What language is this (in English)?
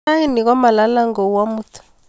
Kalenjin